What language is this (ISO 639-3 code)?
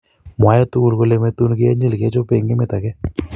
kln